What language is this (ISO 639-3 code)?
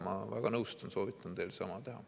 est